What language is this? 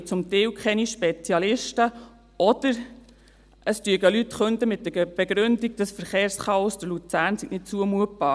Swiss German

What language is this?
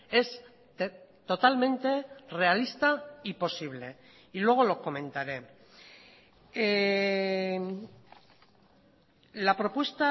Spanish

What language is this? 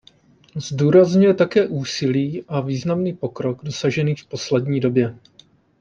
Czech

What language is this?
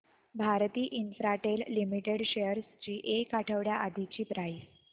Marathi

